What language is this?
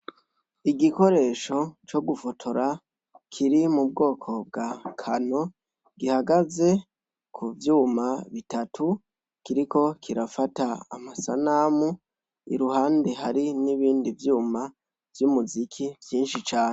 Rundi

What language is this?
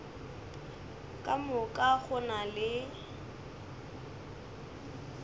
Northern Sotho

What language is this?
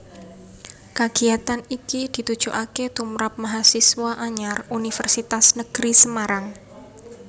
Javanese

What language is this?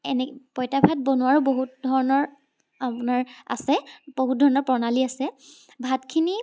Assamese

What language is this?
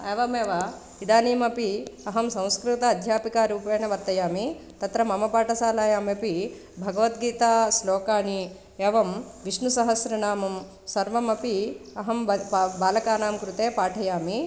Sanskrit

